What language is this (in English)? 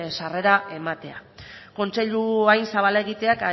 Basque